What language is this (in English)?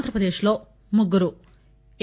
Telugu